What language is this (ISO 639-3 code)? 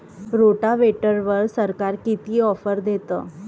mar